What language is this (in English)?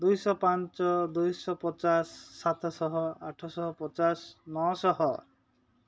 Odia